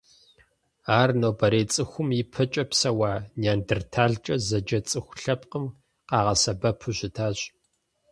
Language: Kabardian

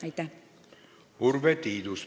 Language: Estonian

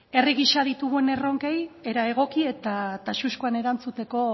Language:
Basque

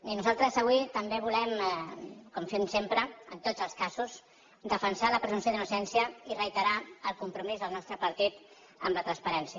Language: Catalan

